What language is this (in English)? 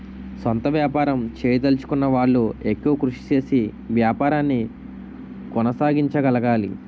Telugu